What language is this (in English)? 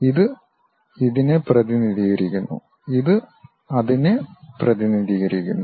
Malayalam